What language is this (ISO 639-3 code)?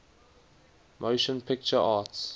eng